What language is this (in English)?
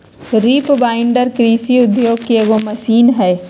Magahi